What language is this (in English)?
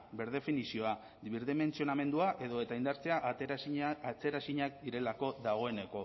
Basque